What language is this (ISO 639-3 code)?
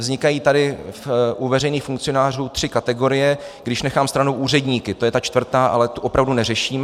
ces